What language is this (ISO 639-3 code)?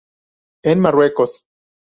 spa